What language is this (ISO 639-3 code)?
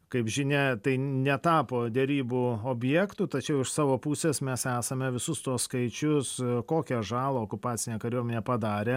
lit